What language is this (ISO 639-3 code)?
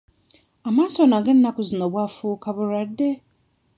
lug